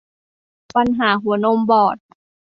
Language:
Thai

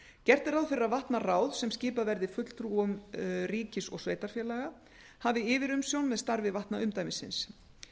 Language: Icelandic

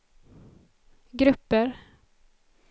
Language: Swedish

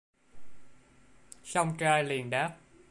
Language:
Vietnamese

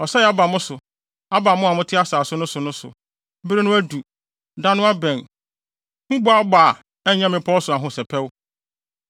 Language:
Akan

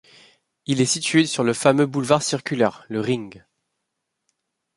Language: French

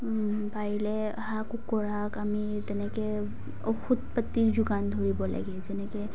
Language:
Assamese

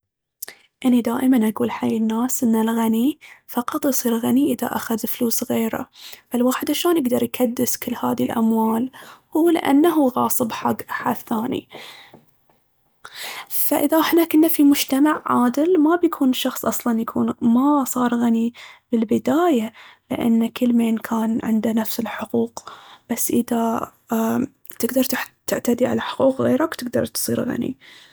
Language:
Baharna Arabic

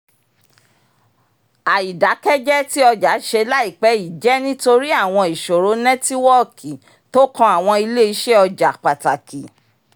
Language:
Yoruba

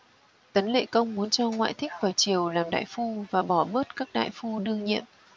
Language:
Vietnamese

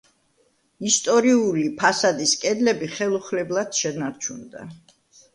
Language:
Georgian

